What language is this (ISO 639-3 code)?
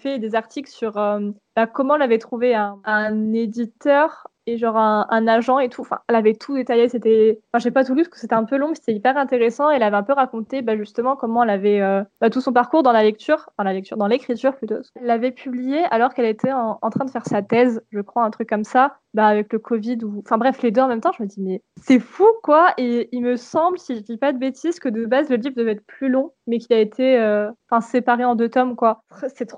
fra